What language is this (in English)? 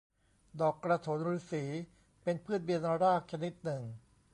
Thai